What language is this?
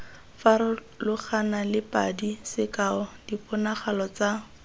Tswana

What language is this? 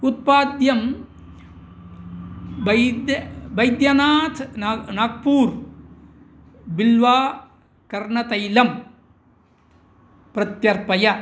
Sanskrit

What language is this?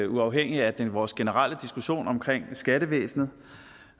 Danish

